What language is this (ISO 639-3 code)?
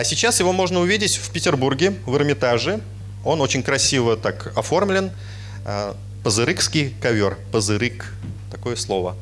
rus